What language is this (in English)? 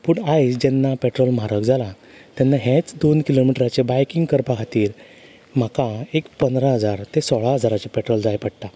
Konkani